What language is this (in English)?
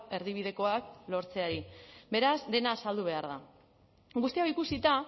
Basque